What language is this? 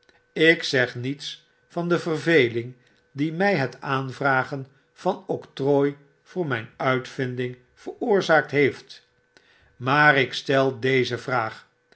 Dutch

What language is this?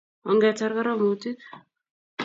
Kalenjin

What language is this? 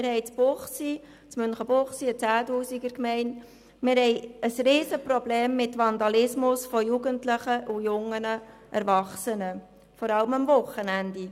Swiss German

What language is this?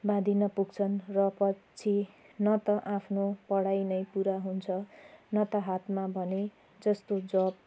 Nepali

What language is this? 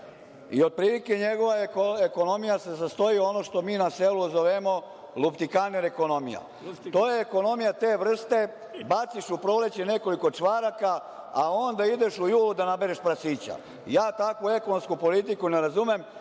Serbian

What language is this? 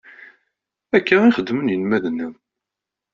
Kabyle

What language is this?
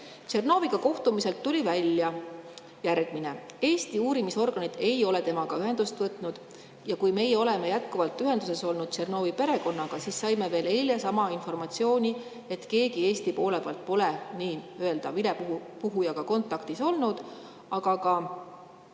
Estonian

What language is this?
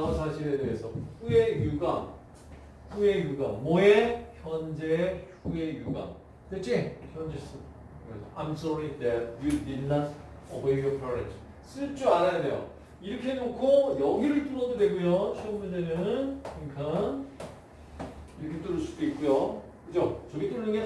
Korean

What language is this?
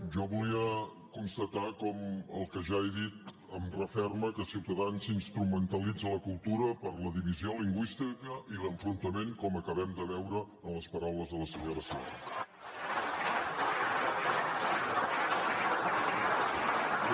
Catalan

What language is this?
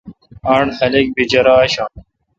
Kalkoti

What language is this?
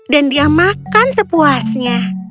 Indonesian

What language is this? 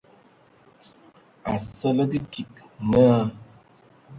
Ewondo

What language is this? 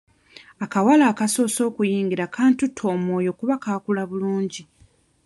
Ganda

